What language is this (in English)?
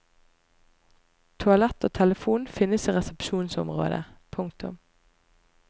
Norwegian